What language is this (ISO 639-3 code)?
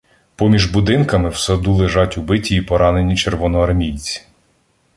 ukr